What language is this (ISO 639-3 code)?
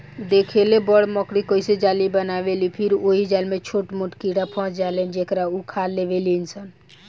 bho